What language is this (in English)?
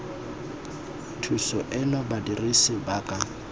Tswana